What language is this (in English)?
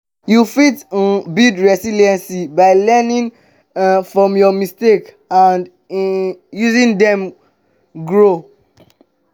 Nigerian Pidgin